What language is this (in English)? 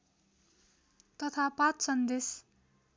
Nepali